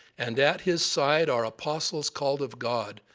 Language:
English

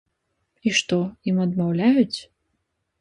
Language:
Belarusian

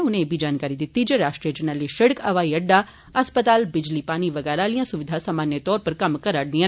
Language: Dogri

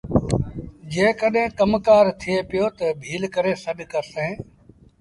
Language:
Sindhi Bhil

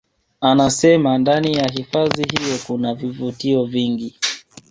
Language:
Swahili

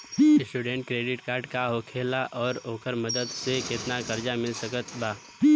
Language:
Bhojpuri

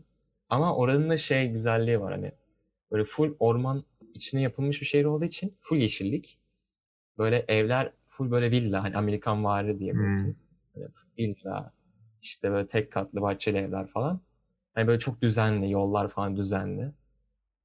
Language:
Turkish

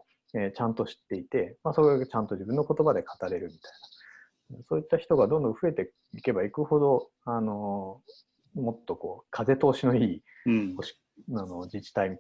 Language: Japanese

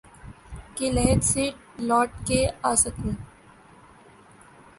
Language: Urdu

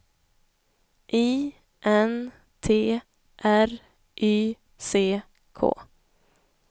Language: Swedish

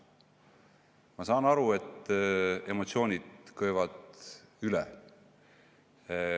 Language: Estonian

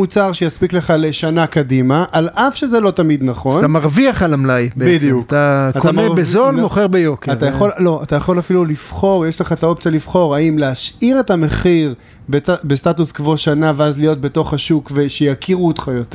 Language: Hebrew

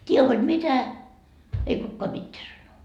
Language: Finnish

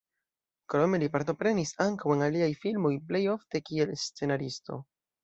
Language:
Esperanto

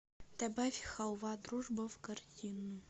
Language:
Russian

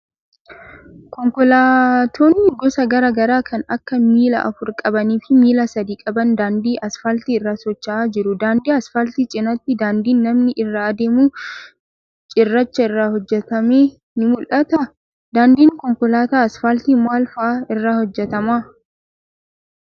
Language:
Oromo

